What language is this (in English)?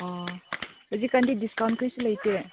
Manipuri